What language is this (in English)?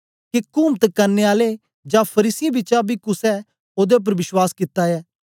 Dogri